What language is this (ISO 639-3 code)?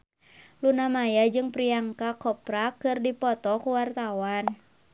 sun